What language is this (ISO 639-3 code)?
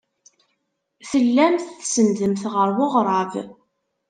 kab